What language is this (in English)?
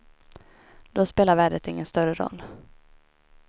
Swedish